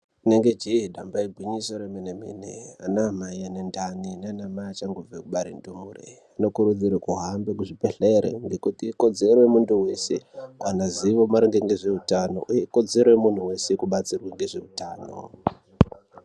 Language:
Ndau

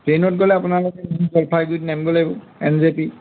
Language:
Assamese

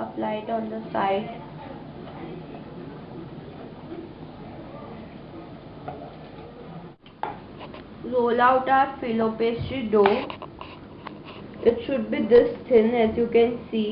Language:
English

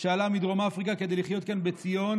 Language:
Hebrew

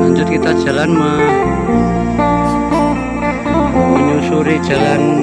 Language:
Indonesian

